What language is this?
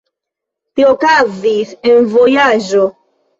Esperanto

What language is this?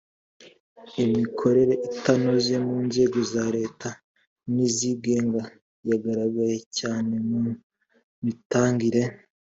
Kinyarwanda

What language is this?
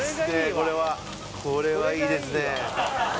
Japanese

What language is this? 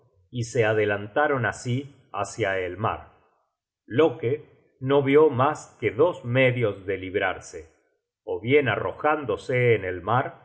Spanish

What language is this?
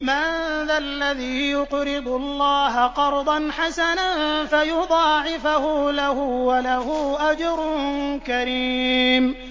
Arabic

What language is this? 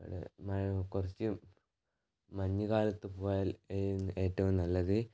Malayalam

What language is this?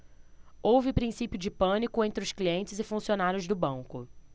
Portuguese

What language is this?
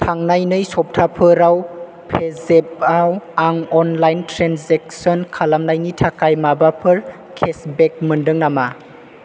Bodo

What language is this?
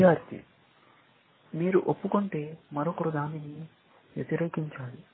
Telugu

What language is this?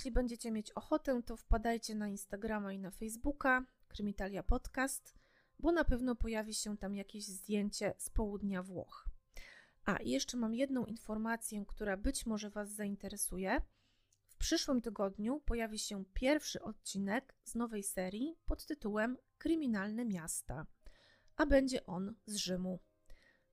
Polish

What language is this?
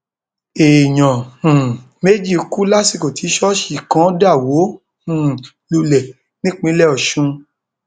Yoruba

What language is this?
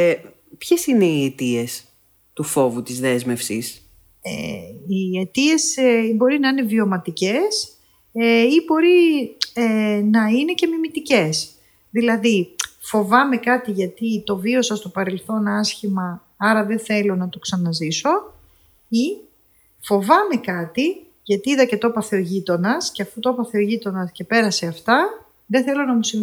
Greek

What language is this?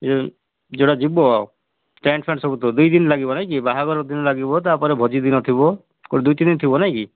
Odia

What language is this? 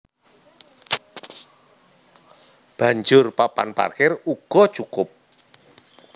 Javanese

